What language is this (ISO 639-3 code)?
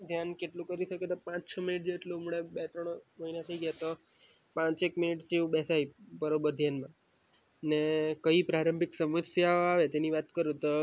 guj